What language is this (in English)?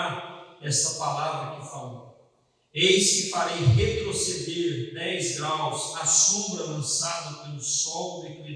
Portuguese